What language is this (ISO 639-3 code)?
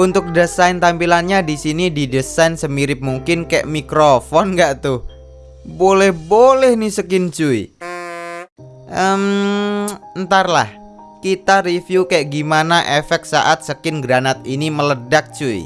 ind